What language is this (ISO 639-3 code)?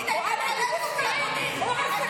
heb